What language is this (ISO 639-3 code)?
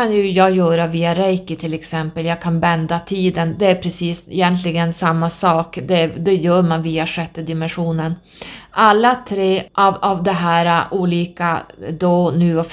swe